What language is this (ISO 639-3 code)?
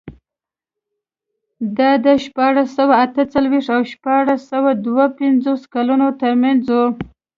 pus